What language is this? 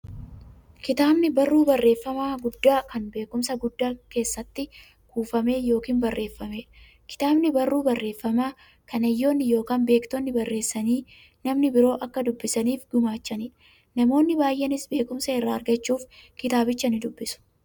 Oromo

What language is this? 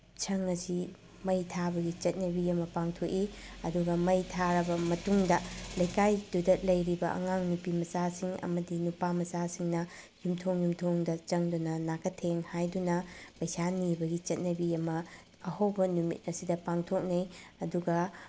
Manipuri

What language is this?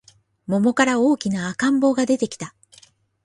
Japanese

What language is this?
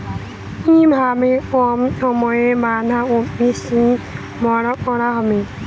Bangla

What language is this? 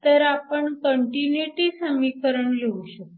Marathi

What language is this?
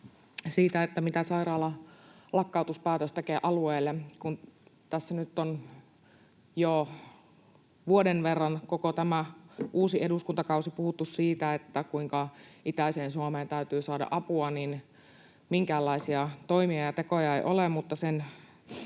Finnish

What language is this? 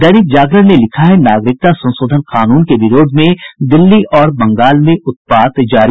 Hindi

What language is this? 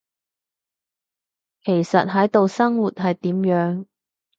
Cantonese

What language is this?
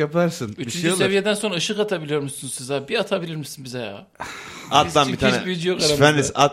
Turkish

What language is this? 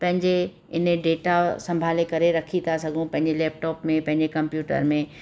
Sindhi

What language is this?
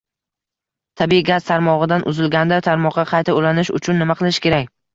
Uzbek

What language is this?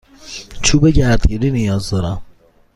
Persian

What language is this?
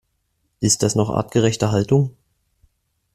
German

